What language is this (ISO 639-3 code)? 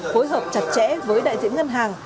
vie